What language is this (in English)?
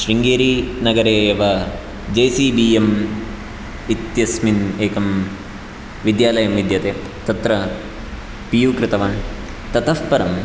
Sanskrit